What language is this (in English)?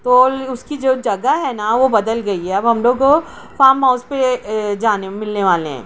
Urdu